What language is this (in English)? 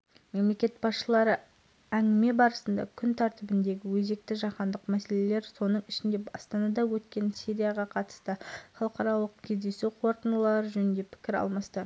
Kazakh